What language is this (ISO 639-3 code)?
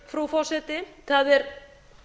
isl